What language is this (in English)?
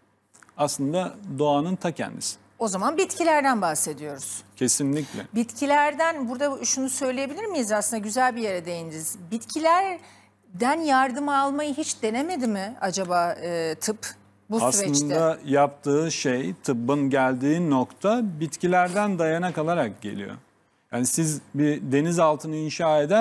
Turkish